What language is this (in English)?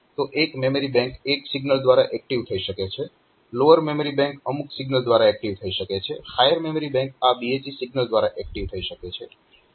Gujarati